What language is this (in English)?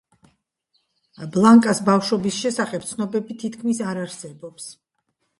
Georgian